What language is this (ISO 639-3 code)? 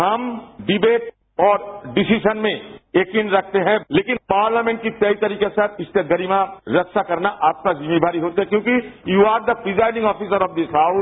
hin